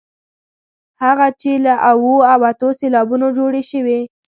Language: Pashto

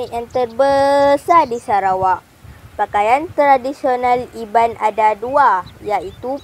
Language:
Malay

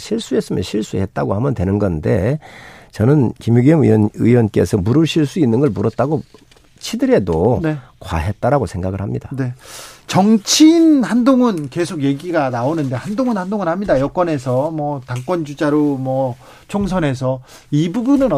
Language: Korean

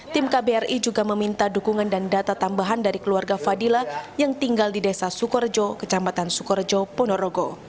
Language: Indonesian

